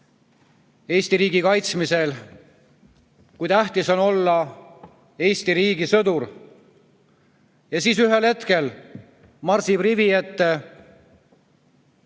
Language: Estonian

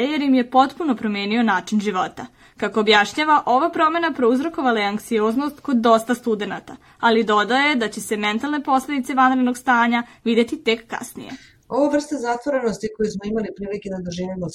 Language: Croatian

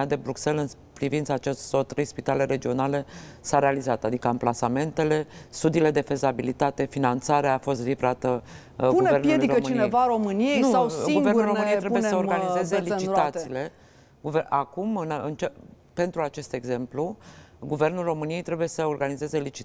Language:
Romanian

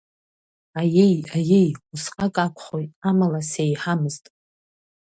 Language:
Abkhazian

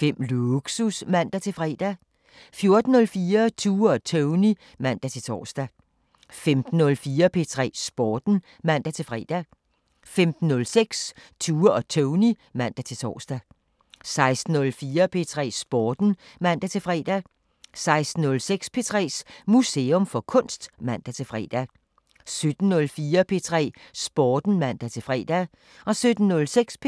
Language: Danish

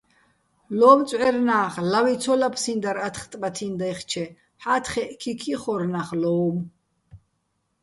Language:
Bats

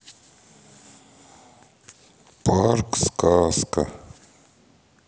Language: Russian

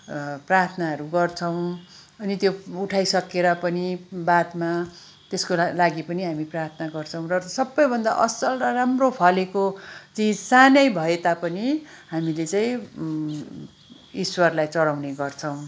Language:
Nepali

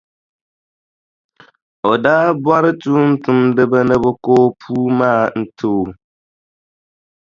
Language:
Dagbani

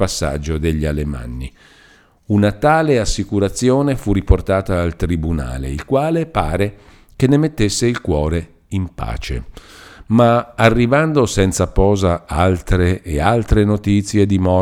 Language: Italian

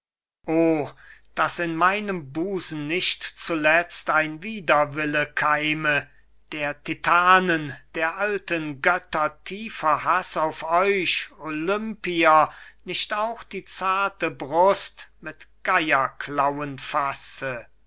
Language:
German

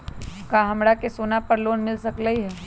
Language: Magahi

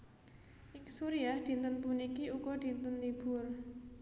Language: Javanese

